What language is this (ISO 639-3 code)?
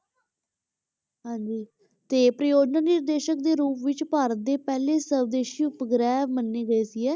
pan